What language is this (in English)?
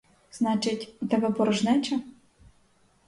Ukrainian